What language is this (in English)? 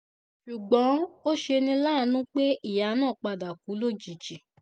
Yoruba